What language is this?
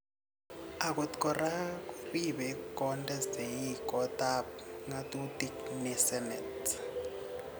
Kalenjin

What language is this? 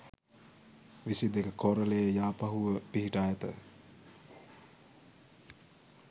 Sinhala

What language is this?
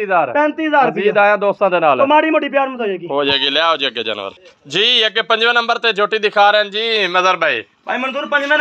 Punjabi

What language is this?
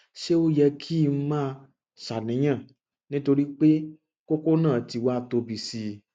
Yoruba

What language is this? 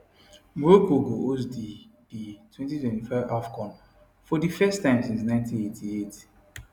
Nigerian Pidgin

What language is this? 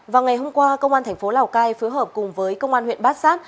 Vietnamese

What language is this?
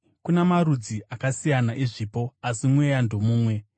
Shona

